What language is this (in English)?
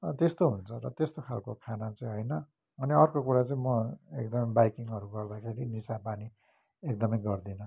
Nepali